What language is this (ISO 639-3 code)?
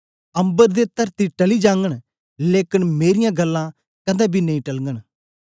doi